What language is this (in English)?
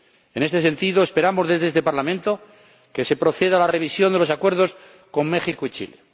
Spanish